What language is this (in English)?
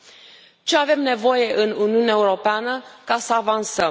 Romanian